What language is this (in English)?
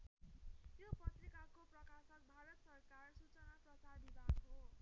Nepali